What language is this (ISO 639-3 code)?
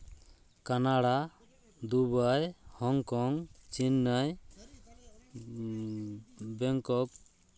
sat